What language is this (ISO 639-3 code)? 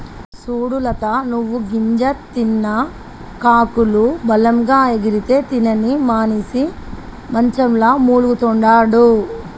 tel